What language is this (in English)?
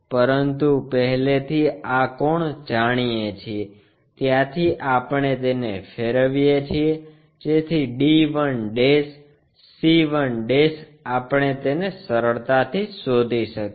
Gujarati